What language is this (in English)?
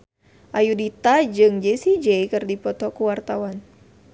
Sundanese